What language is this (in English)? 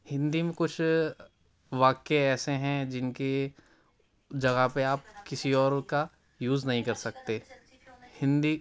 Urdu